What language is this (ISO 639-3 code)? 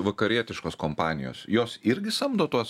lit